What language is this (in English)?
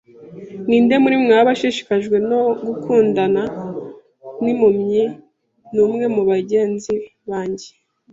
Kinyarwanda